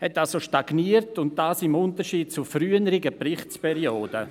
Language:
Swiss German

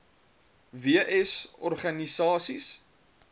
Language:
Afrikaans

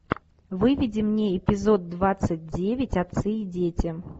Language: Russian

